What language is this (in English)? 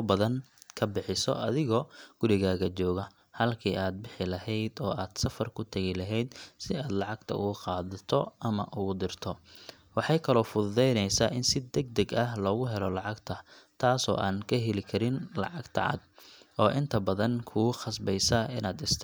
Somali